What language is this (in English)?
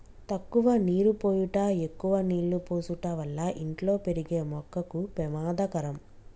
Telugu